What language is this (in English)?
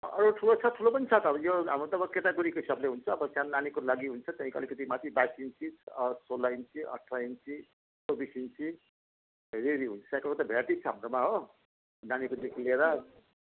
Nepali